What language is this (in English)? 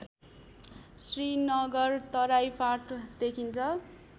Nepali